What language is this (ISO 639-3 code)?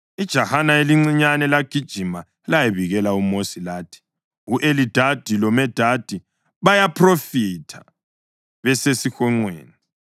nde